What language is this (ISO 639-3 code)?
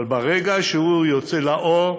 heb